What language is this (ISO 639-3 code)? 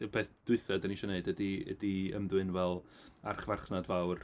cym